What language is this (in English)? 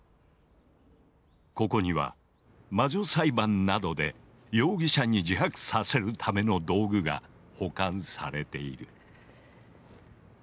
Japanese